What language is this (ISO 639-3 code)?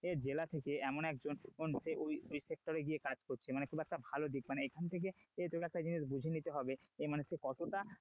ben